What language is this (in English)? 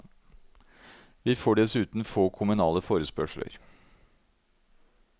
Norwegian